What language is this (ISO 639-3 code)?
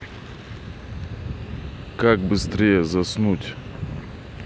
rus